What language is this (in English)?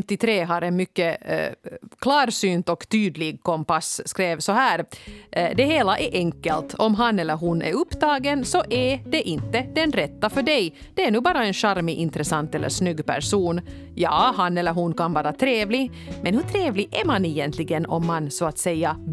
Swedish